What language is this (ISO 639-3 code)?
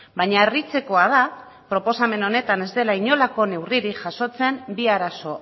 eus